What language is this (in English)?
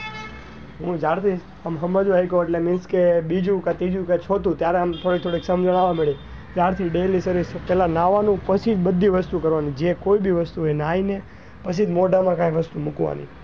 Gujarati